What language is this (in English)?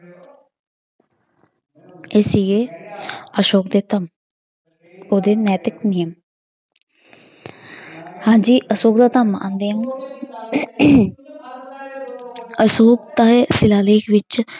Punjabi